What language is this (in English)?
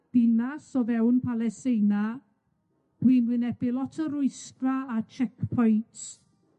Welsh